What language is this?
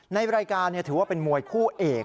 Thai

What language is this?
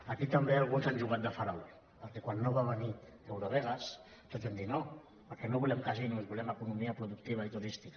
Catalan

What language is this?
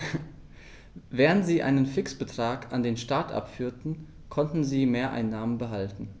German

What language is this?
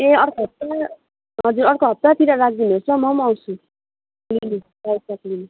Nepali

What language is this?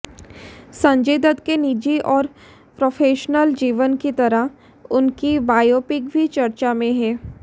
Hindi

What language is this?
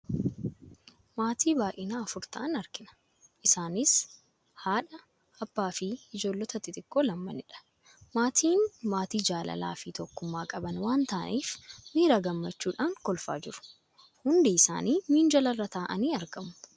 Oromo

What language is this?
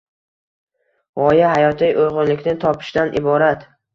Uzbek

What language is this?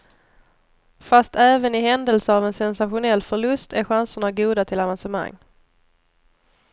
Swedish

